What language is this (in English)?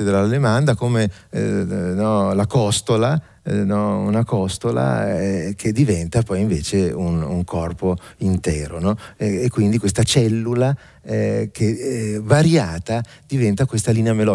Italian